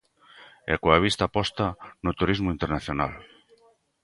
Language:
Galician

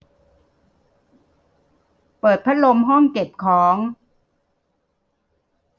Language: Thai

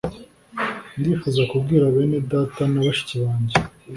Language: Kinyarwanda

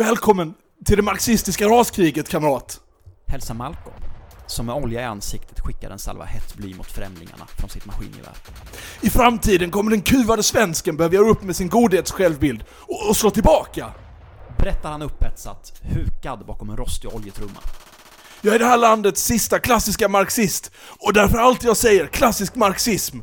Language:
Swedish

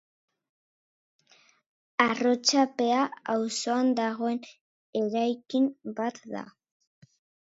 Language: Basque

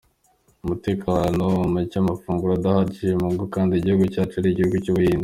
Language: Kinyarwanda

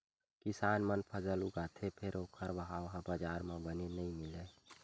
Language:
Chhattisgarhi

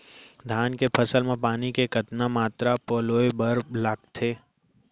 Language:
Chhattisgarhi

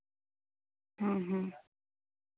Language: Odia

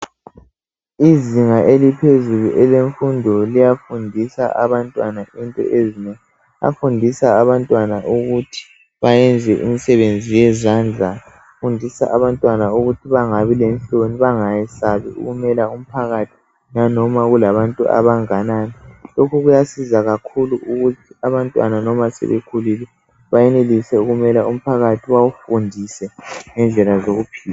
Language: North Ndebele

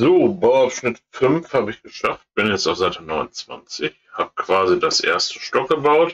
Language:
German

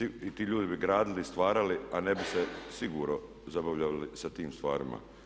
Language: Croatian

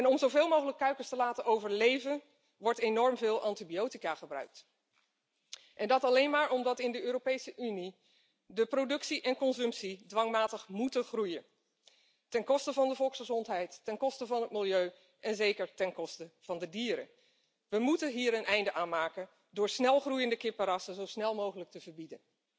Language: Dutch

